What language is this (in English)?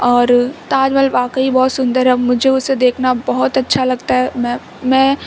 Urdu